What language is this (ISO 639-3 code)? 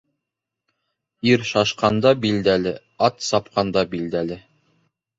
bak